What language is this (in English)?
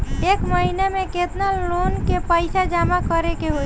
Bhojpuri